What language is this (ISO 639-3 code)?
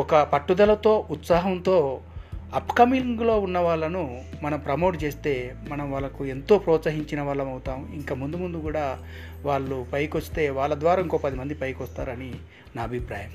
tel